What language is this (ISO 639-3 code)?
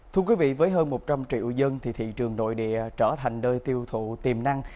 vie